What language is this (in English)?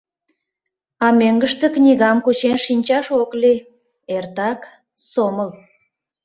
Mari